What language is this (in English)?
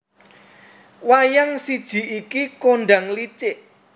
Javanese